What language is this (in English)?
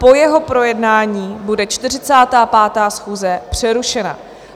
Czech